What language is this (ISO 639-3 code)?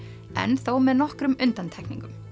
isl